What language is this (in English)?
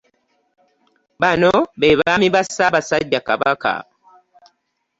Ganda